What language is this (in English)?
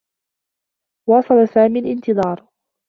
Arabic